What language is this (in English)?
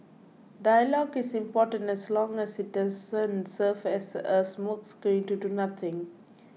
English